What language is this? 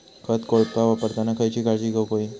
Marathi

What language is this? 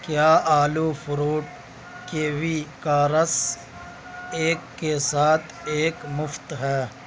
Urdu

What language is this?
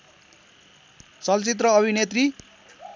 Nepali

